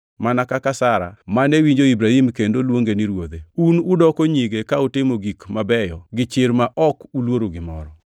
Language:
Luo (Kenya and Tanzania)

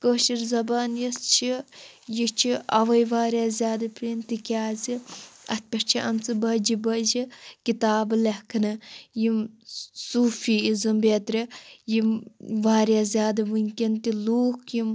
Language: Kashmiri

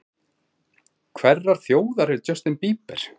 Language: Icelandic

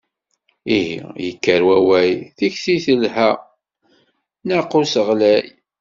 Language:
Kabyle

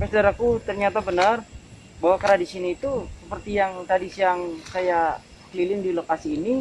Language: Indonesian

